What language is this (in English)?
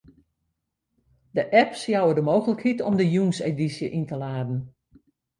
Western Frisian